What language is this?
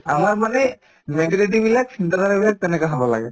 Assamese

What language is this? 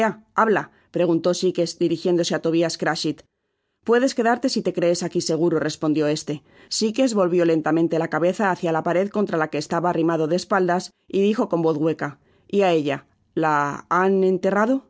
Spanish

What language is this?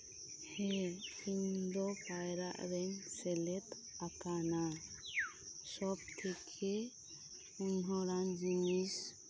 Santali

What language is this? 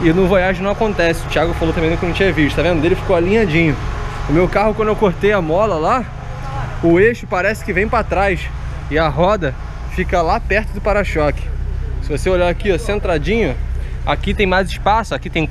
Portuguese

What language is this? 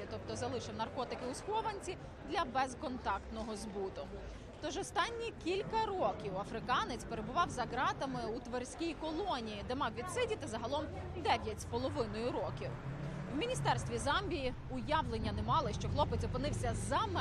Ukrainian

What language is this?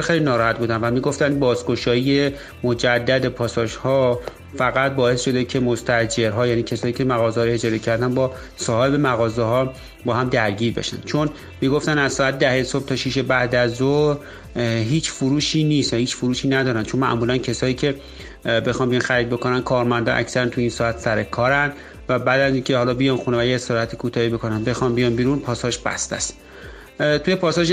Persian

